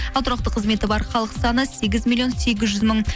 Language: Kazakh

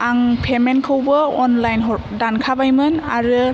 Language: Bodo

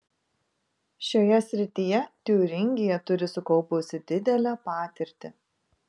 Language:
Lithuanian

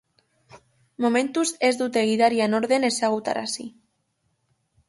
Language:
Basque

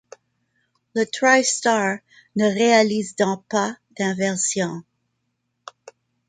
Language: French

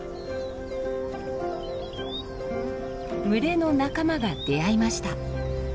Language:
Japanese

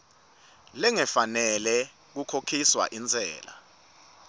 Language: Swati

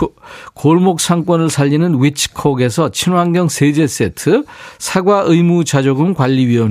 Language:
Korean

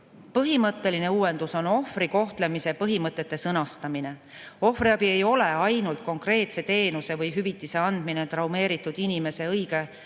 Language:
Estonian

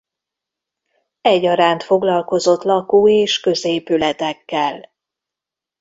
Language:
Hungarian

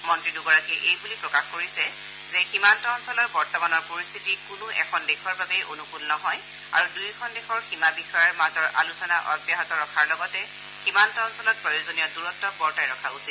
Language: Assamese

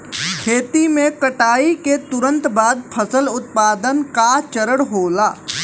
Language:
Bhojpuri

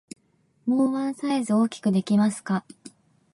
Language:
Japanese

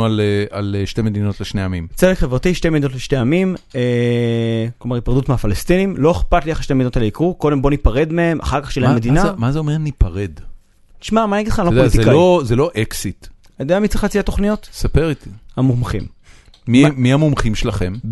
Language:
Hebrew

